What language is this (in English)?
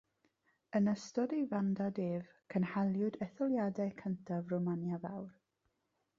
Welsh